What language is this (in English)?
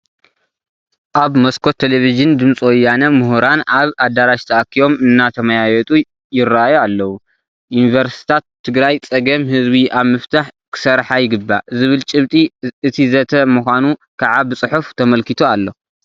Tigrinya